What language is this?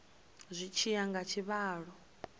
Venda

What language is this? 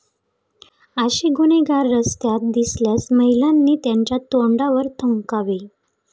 Marathi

